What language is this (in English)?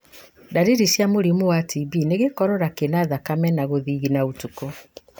Kikuyu